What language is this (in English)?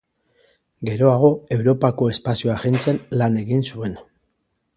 Basque